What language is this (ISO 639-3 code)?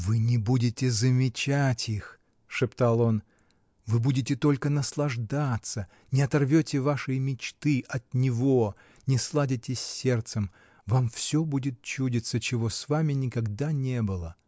rus